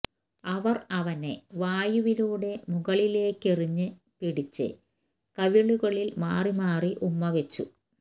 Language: Malayalam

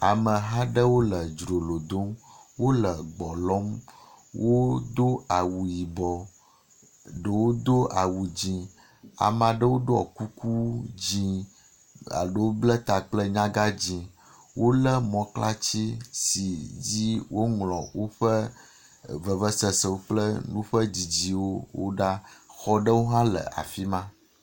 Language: Ewe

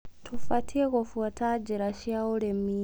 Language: Kikuyu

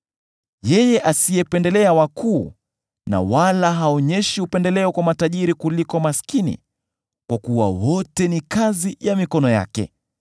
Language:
Swahili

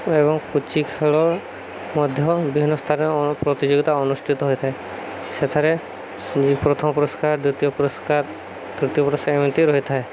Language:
Odia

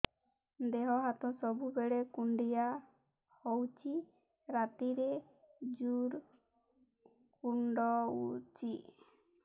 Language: Odia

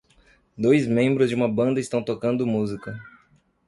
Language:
Portuguese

